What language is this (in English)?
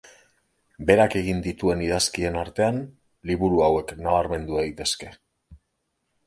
Basque